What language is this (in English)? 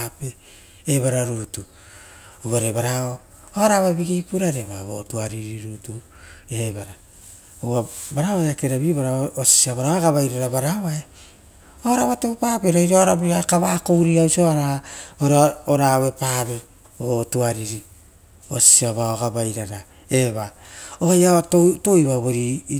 Rotokas